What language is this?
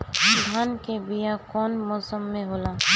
Bhojpuri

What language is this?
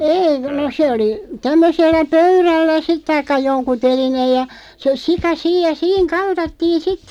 Finnish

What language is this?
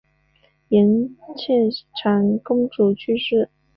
Chinese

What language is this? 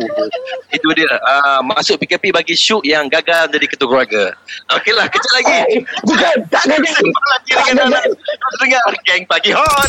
Malay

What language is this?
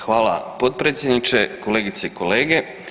Croatian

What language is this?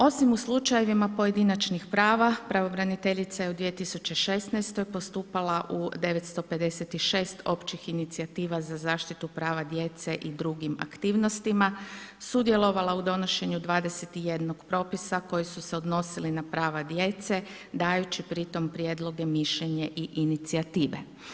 Croatian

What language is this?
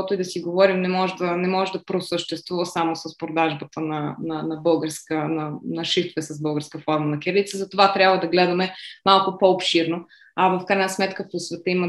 Bulgarian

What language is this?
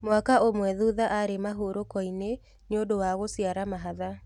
Kikuyu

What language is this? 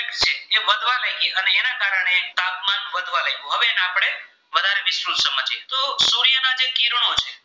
Gujarati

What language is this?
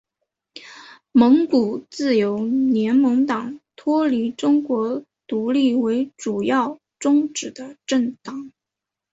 Chinese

